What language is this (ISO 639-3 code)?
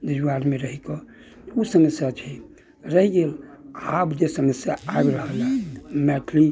mai